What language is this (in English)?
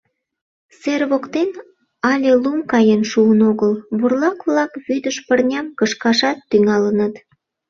Mari